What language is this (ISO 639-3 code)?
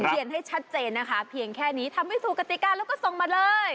tha